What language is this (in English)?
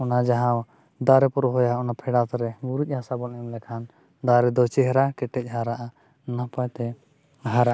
Santali